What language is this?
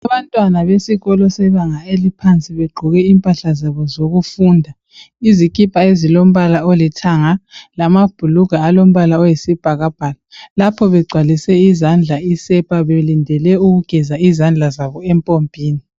North Ndebele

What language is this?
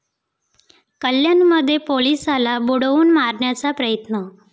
Marathi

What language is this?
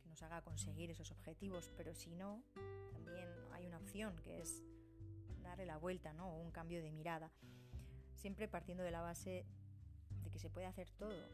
Spanish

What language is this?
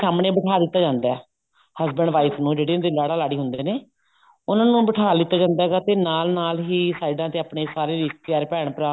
Punjabi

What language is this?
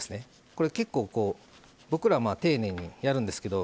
Japanese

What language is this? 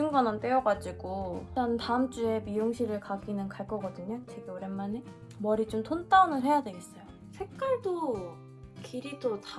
Korean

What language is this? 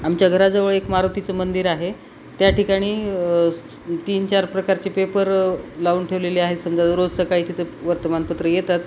Marathi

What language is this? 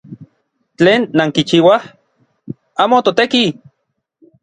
Orizaba Nahuatl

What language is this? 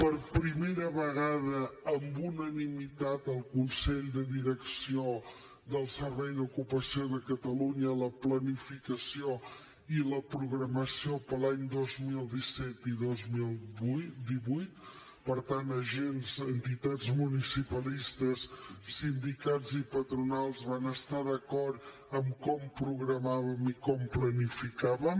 Catalan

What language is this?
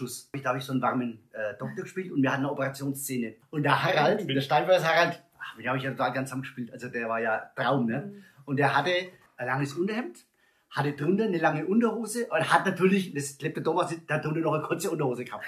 German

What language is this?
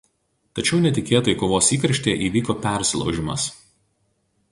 Lithuanian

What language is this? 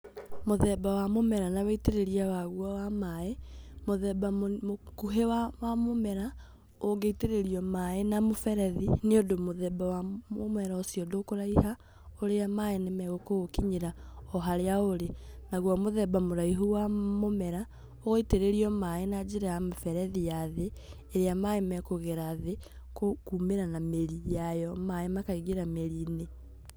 Kikuyu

